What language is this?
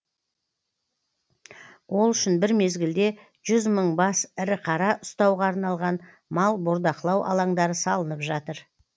Kazakh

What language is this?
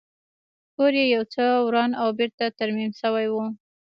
Pashto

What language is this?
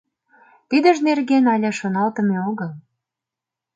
Mari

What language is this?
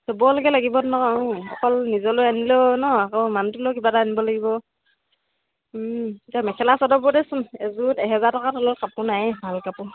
Assamese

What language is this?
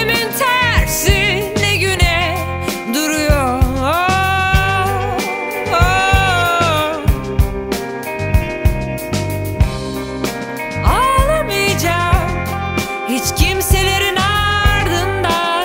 Turkish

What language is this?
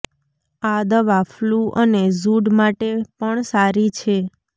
Gujarati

